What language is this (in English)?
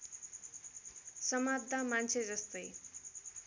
Nepali